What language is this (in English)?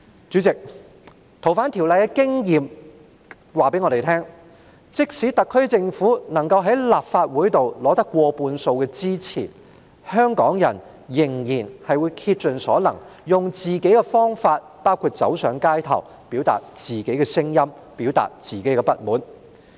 Cantonese